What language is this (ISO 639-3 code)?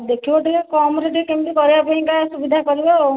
ori